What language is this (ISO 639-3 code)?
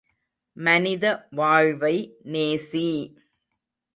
tam